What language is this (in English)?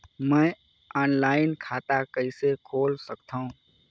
Chhattisgarhi